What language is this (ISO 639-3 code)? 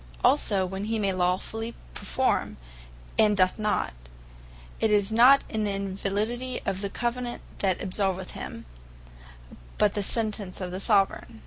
eng